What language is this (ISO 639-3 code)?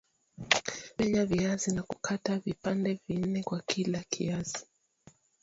swa